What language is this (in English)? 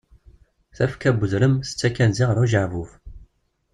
Kabyle